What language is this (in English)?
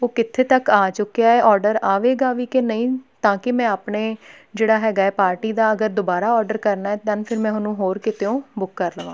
Punjabi